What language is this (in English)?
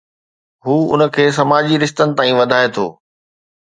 Sindhi